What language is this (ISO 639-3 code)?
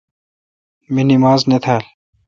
xka